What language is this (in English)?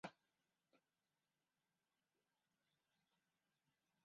Chinese